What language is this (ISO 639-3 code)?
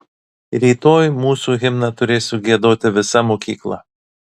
lit